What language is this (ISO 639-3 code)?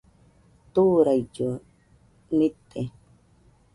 hux